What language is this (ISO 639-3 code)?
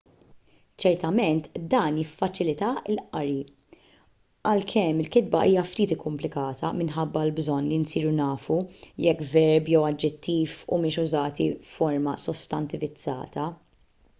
mlt